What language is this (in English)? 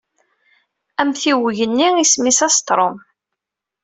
Kabyle